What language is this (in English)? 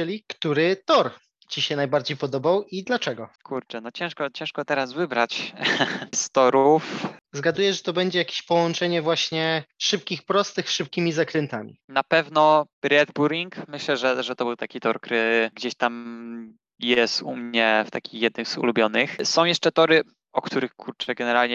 Polish